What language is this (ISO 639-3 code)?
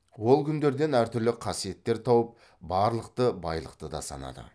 kaz